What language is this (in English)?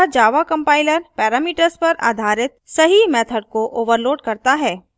Hindi